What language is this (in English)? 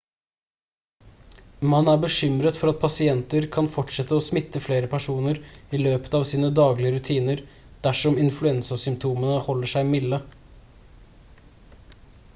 Norwegian Bokmål